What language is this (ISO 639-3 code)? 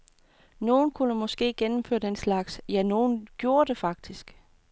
dan